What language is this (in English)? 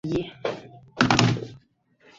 Chinese